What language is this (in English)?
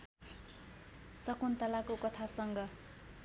Nepali